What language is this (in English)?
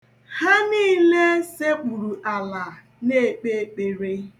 Igbo